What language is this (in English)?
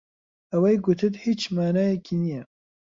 Central Kurdish